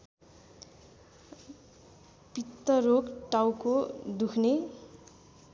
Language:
Nepali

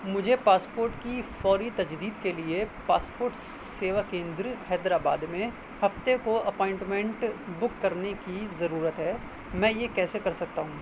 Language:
Urdu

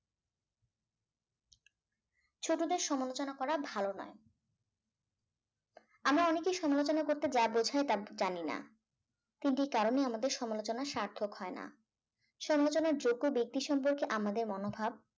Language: Bangla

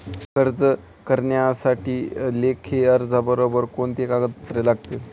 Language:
Marathi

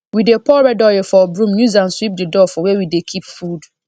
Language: Nigerian Pidgin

